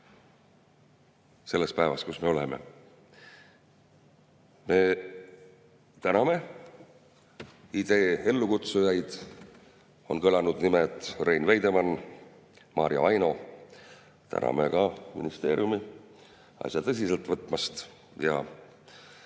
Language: Estonian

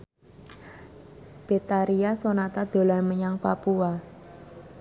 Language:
Javanese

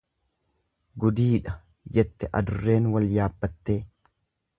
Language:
Oromo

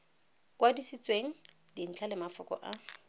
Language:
Tswana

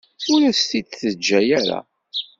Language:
Kabyle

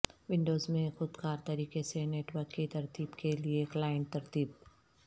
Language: Urdu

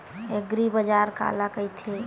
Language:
Chhattisgarhi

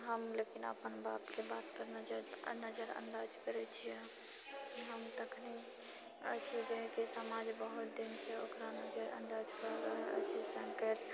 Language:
Maithili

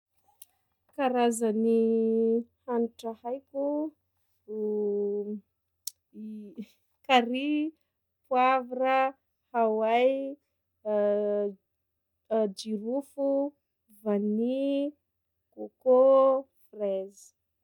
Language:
Sakalava Malagasy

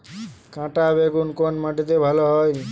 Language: Bangla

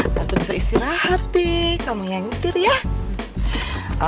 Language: Indonesian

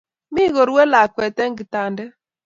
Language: Kalenjin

